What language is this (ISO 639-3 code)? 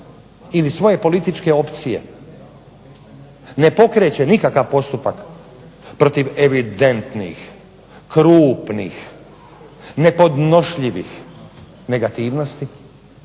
hrv